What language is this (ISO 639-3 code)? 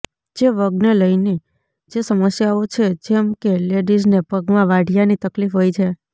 guj